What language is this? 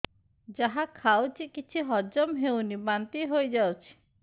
Odia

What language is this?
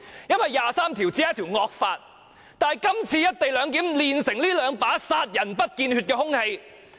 Cantonese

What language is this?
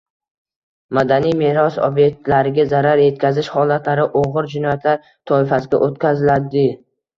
Uzbek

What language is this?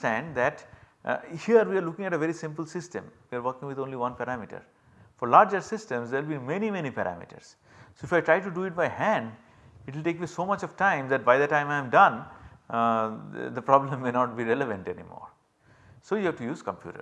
English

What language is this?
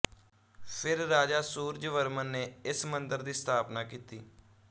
Punjabi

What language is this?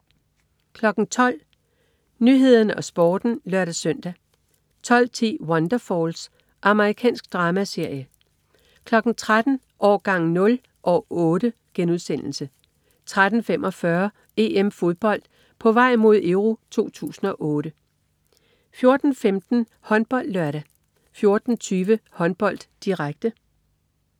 Danish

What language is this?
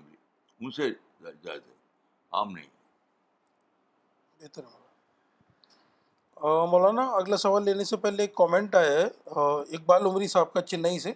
Urdu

